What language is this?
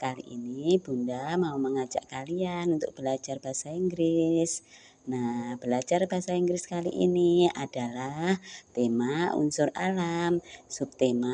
Indonesian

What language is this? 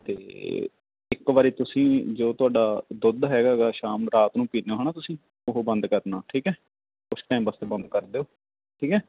Punjabi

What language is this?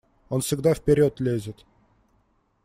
Russian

